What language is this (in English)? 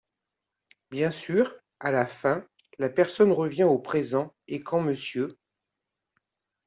French